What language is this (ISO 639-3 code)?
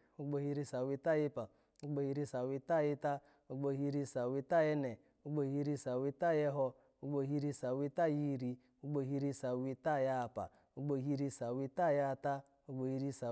ala